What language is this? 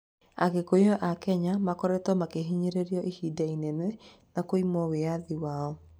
Kikuyu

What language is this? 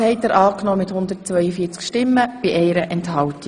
Swiss German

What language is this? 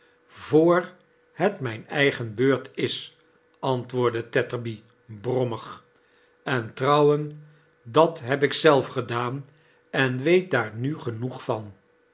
Dutch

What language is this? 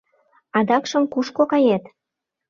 Mari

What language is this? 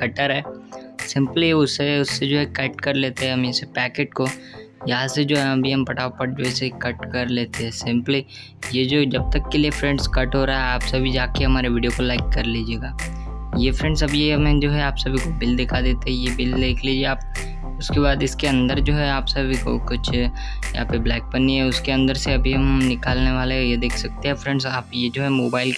Hindi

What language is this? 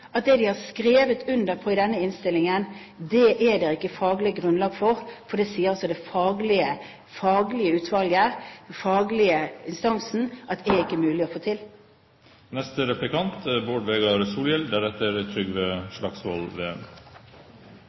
Norwegian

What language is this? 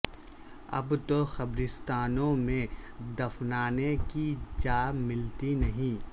Urdu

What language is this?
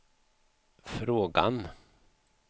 Swedish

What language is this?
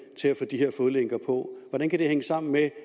Danish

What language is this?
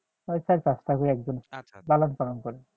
Bangla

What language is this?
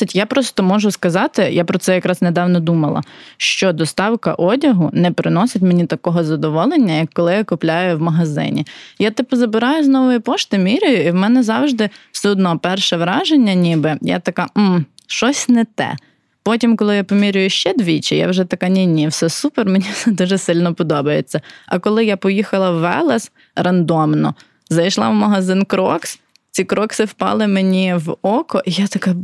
Ukrainian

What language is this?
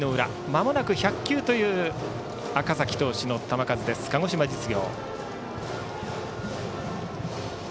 Japanese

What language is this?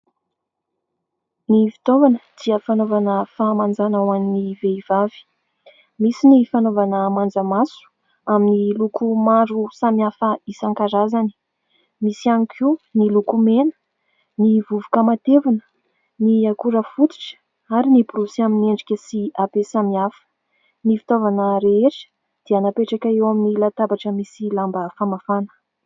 Malagasy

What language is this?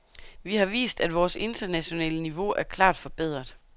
Danish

